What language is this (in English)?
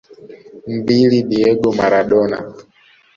Swahili